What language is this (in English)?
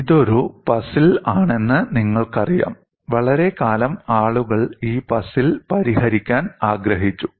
Malayalam